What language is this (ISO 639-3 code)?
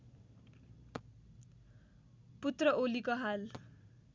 nep